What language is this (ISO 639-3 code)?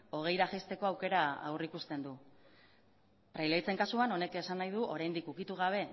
eus